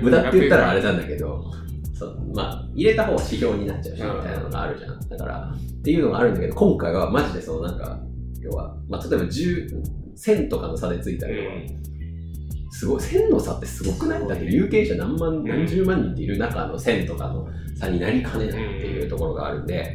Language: Japanese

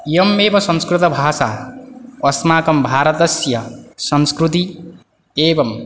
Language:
Sanskrit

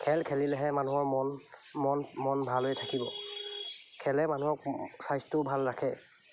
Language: Assamese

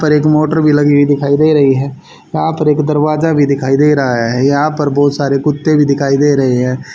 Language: Hindi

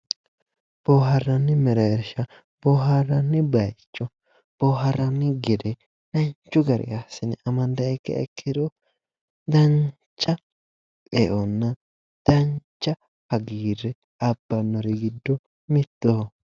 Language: Sidamo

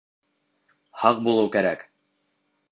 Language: Bashkir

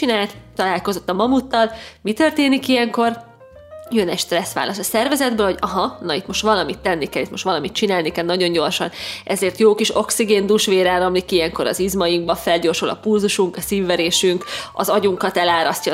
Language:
Hungarian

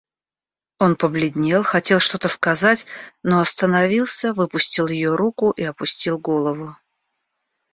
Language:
Russian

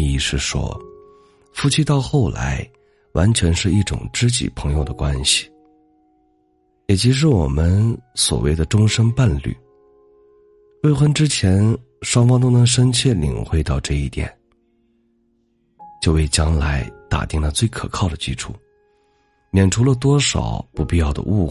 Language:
Chinese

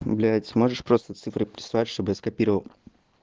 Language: Russian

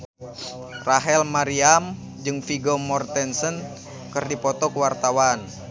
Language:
Sundanese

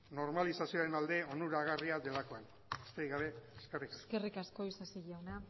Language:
Basque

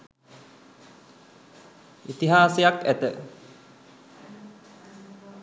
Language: Sinhala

